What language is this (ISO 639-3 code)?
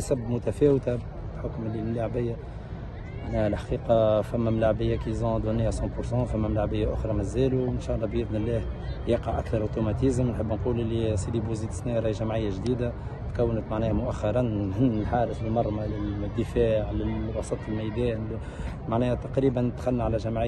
ara